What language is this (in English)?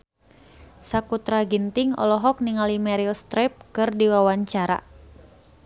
Sundanese